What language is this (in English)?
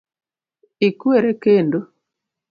Luo (Kenya and Tanzania)